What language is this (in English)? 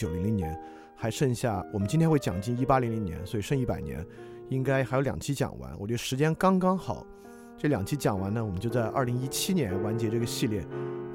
Chinese